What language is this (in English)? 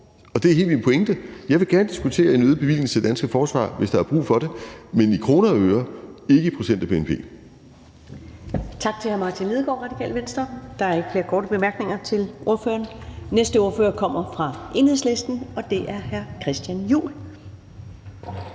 Danish